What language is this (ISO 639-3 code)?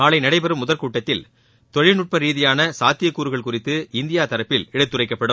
tam